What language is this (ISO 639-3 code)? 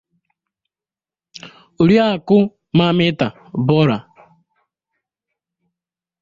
ibo